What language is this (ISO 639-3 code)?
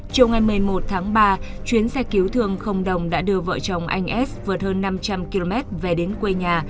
vie